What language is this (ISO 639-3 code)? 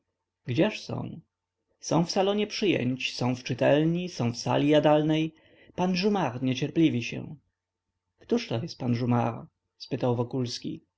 pol